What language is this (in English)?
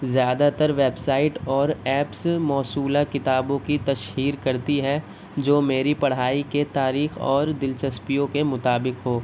Urdu